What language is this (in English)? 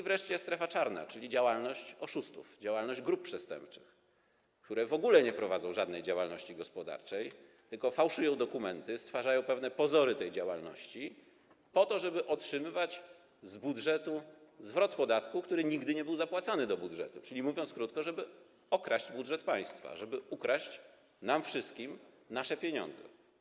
Polish